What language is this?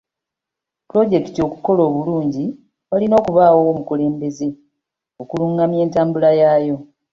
Ganda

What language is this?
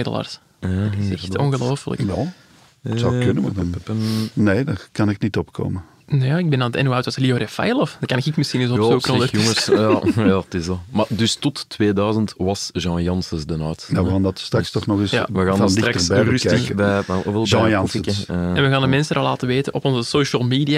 Dutch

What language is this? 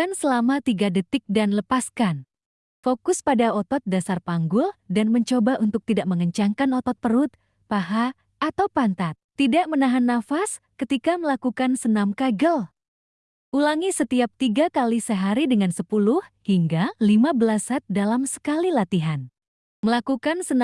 Indonesian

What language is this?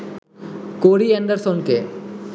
Bangla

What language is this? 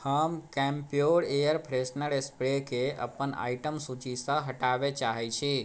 Maithili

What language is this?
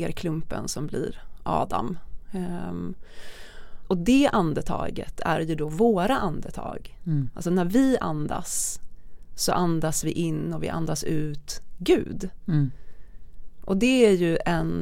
Swedish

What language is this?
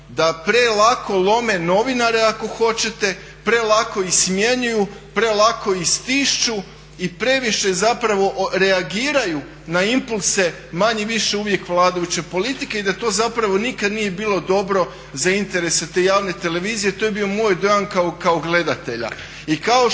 Croatian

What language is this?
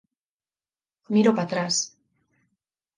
Galician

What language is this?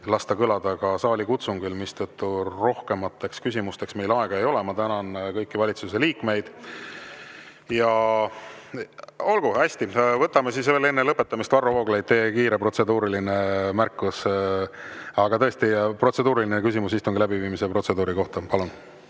Estonian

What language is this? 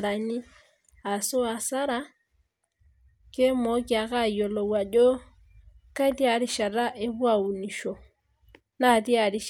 Masai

